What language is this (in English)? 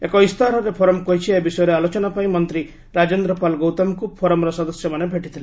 Odia